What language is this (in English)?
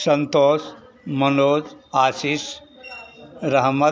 Hindi